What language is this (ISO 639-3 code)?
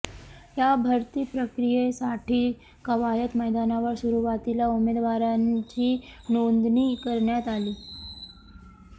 mar